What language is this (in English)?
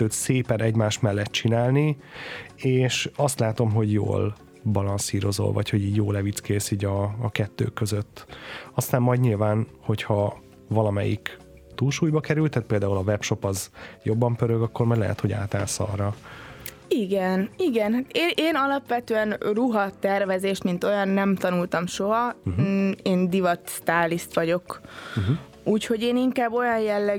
Hungarian